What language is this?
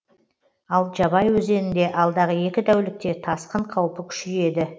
Kazakh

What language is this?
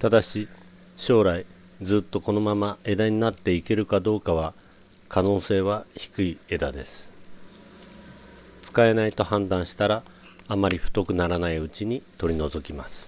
Japanese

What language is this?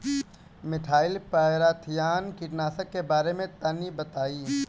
Bhojpuri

